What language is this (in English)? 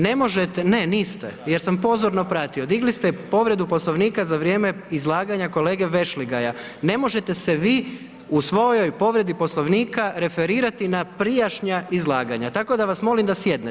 Croatian